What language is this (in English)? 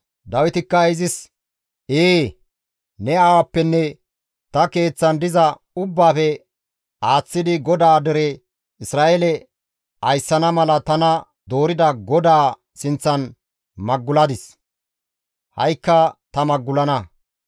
Gamo